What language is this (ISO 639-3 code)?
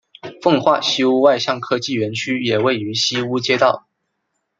zho